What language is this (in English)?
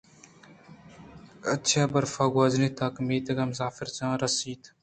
Eastern Balochi